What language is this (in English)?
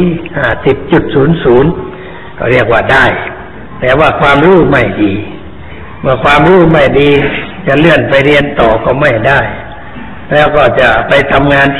Thai